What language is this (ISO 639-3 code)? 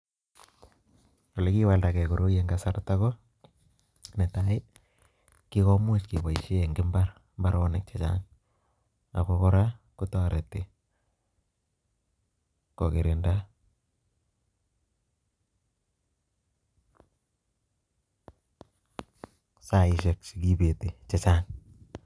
kln